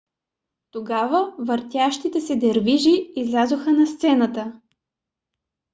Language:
Bulgarian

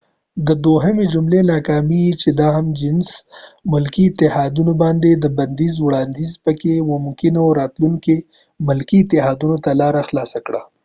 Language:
Pashto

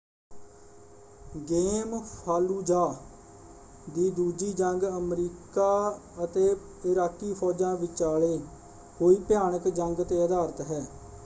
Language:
Punjabi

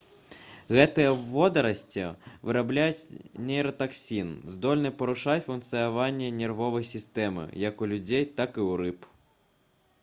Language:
Belarusian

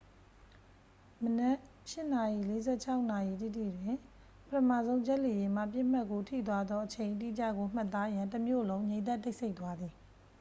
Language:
Burmese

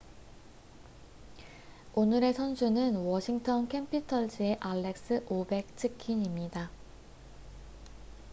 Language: Korean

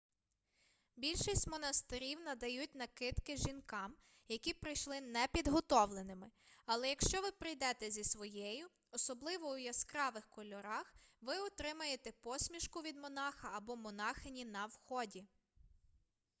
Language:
Ukrainian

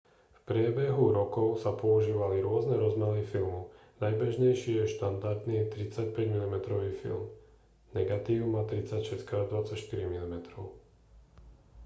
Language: Slovak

